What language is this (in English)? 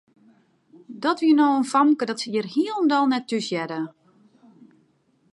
Western Frisian